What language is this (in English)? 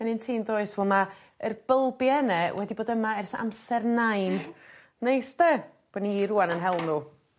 Welsh